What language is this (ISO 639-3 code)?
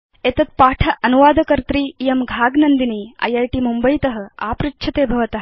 san